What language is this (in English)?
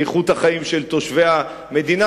Hebrew